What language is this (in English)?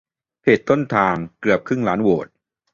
Thai